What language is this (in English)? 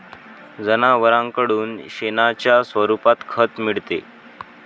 Marathi